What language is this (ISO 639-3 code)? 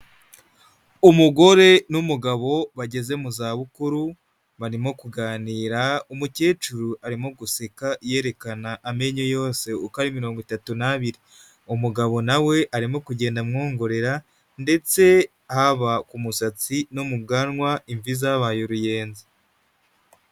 kin